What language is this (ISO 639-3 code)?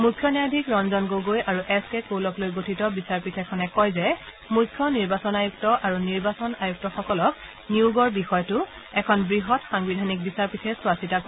asm